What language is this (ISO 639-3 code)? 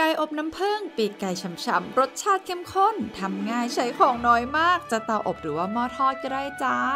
tha